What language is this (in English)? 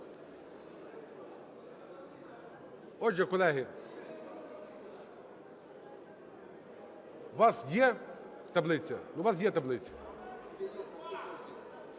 Ukrainian